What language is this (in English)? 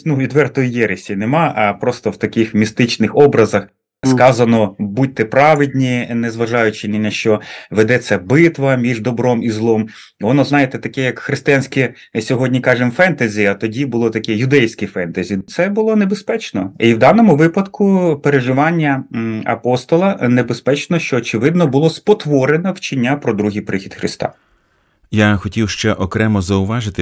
Ukrainian